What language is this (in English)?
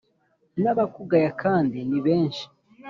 Kinyarwanda